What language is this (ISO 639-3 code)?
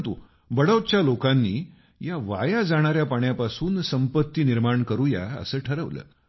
mar